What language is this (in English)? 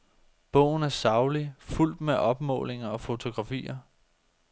Danish